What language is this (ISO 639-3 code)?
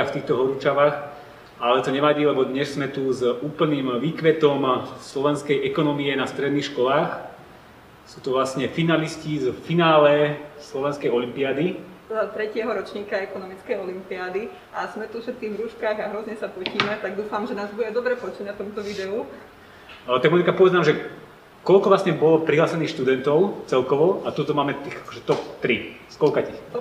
slk